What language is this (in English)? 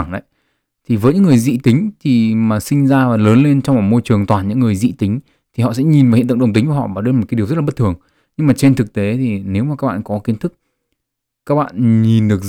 Vietnamese